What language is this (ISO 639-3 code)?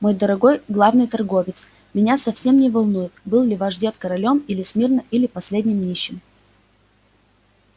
rus